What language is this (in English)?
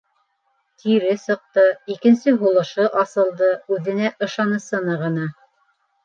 Bashkir